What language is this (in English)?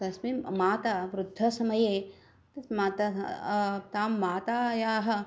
Sanskrit